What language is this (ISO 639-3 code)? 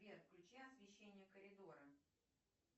rus